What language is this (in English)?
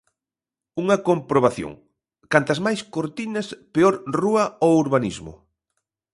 Galician